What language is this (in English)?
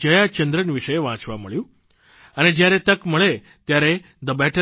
Gujarati